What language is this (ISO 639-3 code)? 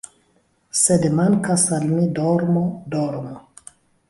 epo